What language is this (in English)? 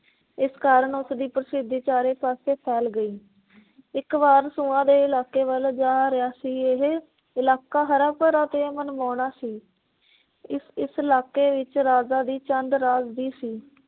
Punjabi